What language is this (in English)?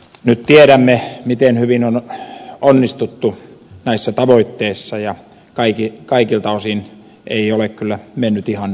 Finnish